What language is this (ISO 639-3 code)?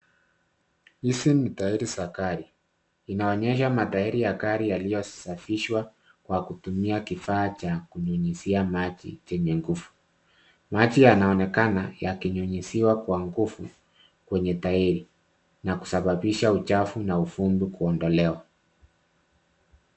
swa